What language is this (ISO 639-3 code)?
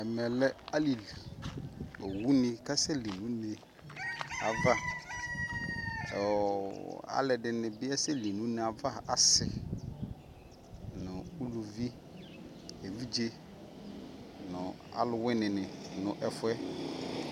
kpo